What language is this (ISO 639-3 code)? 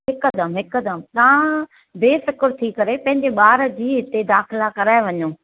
snd